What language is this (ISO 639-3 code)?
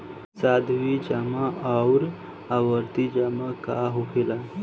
bho